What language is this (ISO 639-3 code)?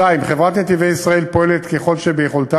heb